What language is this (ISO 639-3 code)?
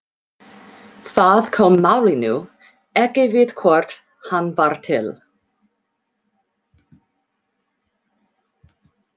isl